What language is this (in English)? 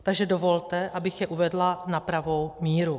Czech